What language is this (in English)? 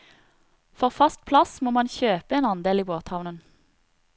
Norwegian